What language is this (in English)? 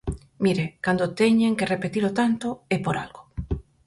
Galician